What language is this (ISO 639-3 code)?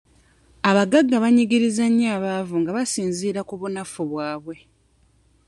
lug